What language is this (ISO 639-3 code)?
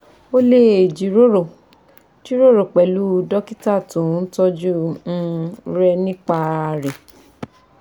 yor